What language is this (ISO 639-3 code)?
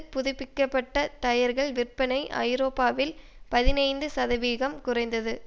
tam